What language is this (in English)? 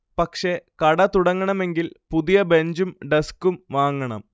Malayalam